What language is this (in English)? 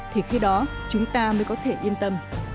Vietnamese